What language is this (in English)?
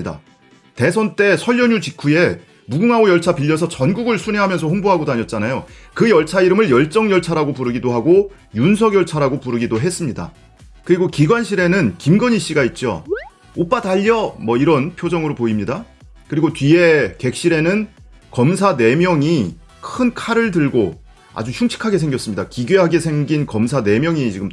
Korean